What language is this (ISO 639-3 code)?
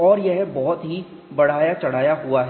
hin